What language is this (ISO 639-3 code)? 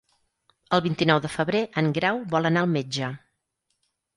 cat